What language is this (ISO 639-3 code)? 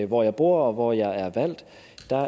dan